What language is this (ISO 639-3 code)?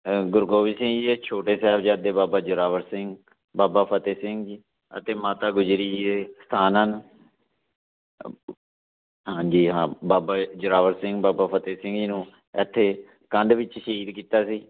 pan